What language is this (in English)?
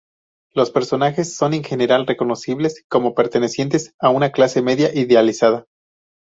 Spanish